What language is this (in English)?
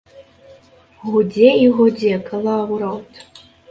Belarusian